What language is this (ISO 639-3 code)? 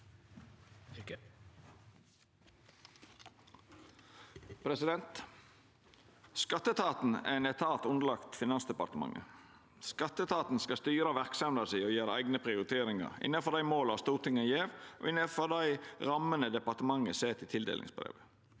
nor